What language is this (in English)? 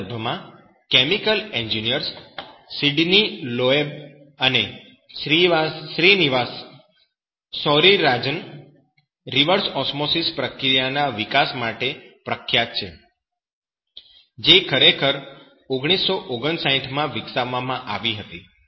Gujarati